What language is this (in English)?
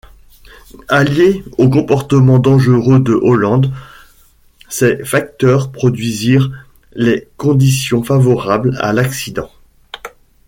French